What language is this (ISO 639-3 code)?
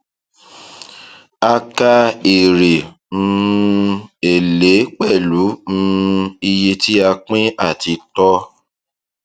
yor